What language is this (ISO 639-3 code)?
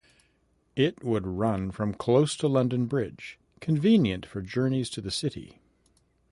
eng